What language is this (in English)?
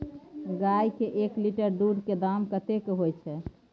Maithili